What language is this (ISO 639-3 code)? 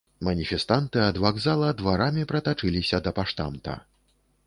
bel